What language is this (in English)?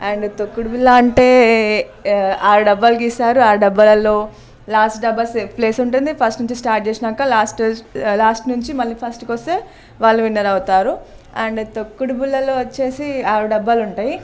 Telugu